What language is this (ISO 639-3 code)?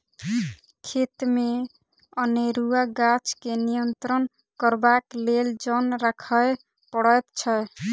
mai